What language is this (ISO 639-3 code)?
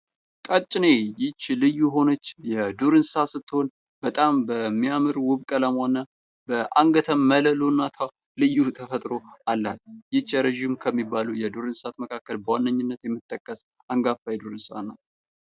amh